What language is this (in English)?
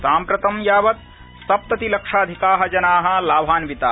Sanskrit